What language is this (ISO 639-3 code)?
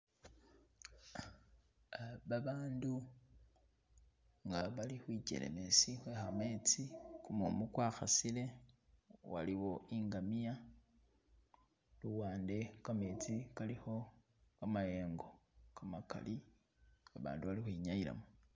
myx